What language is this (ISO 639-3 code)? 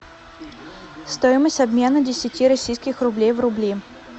rus